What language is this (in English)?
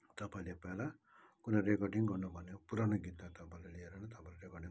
Nepali